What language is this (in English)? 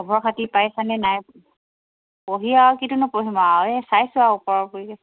Assamese